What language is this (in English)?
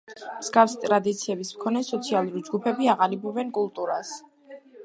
Georgian